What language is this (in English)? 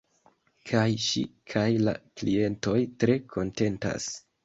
Esperanto